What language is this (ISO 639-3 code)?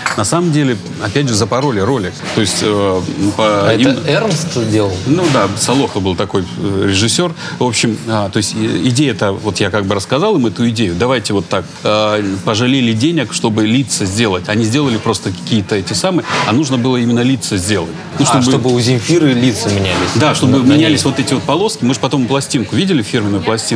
rus